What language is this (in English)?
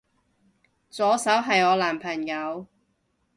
Cantonese